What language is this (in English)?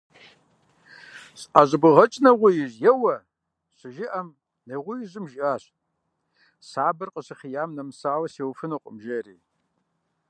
Kabardian